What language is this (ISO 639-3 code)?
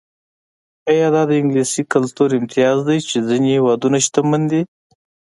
pus